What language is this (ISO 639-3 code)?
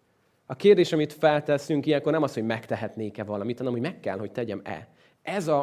hun